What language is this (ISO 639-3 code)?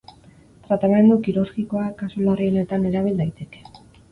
eus